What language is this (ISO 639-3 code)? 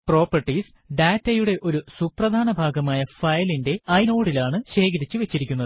mal